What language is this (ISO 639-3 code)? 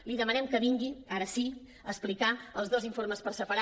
cat